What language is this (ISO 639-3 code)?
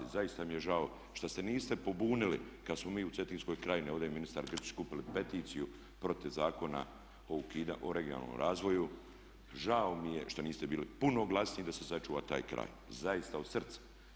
hrv